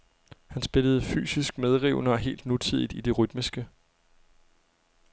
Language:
Danish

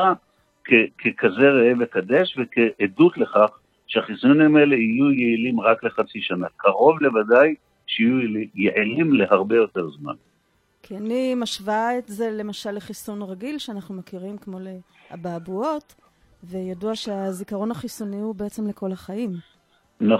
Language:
Hebrew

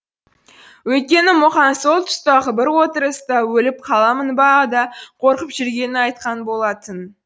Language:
Kazakh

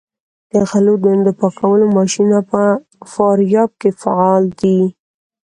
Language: Pashto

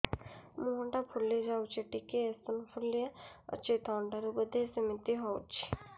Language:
Odia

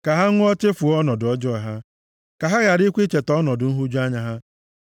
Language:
Igbo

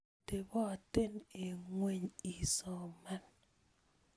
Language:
Kalenjin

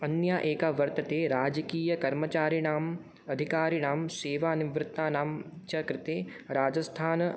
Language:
Sanskrit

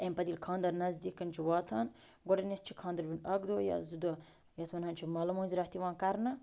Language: Kashmiri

